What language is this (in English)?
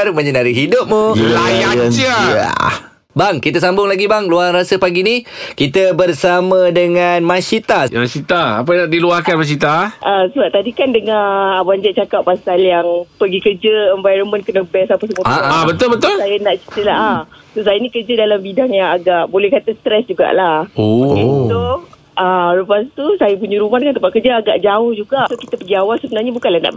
Malay